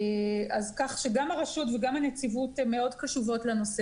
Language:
Hebrew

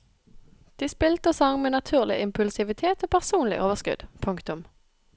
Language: Norwegian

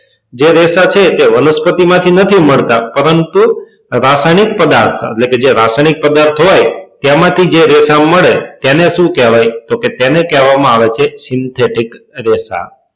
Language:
Gujarati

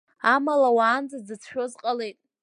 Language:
Abkhazian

